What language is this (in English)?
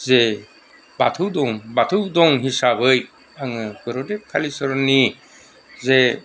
Bodo